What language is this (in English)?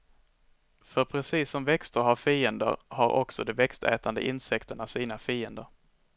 Swedish